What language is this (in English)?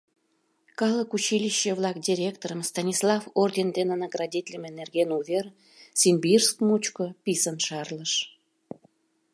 Mari